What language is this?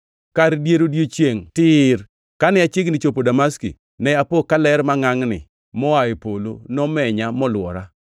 Luo (Kenya and Tanzania)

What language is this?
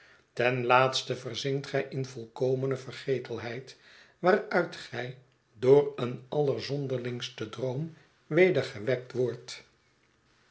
Dutch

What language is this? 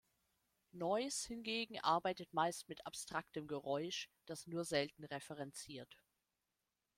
German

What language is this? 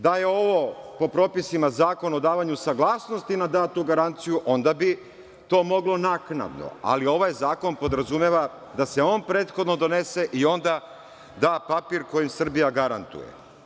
Serbian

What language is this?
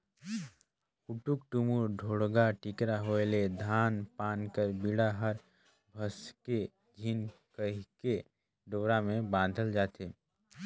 Chhattisgarhi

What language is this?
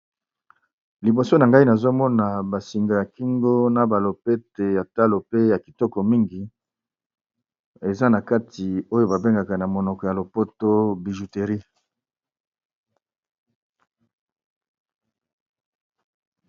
Lingala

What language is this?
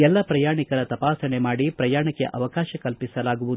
Kannada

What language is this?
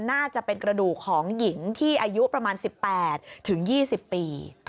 Thai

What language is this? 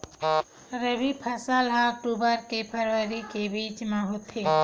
Chhattisgarhi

